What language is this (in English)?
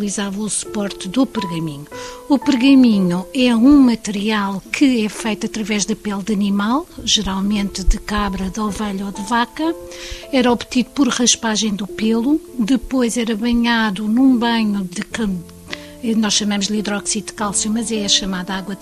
Portuguese